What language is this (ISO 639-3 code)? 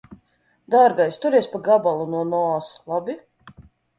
lav